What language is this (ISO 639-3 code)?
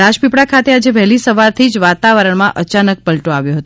guj